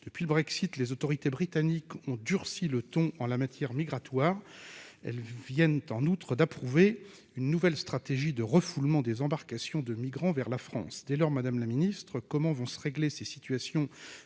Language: French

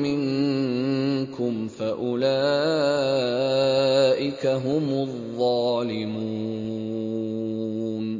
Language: Arabic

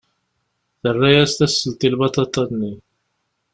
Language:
Kabyle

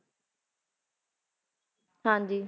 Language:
Punjabi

